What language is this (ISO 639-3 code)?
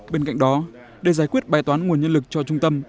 vie